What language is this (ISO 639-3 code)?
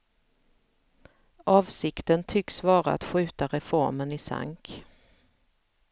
swe